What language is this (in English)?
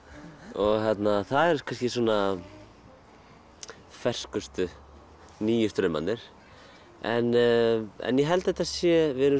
Icelandic